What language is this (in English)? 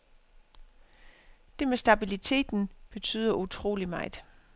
Danish